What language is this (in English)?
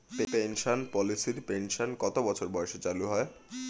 Bangla